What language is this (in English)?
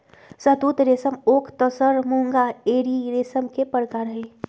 Magahi